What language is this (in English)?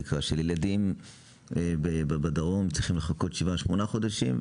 Hebrew